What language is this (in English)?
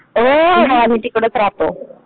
Marathi